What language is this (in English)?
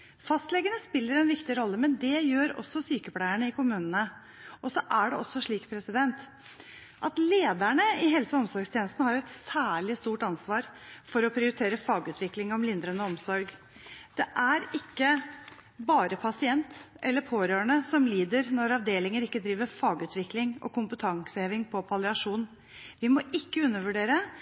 Norwegian Bokmål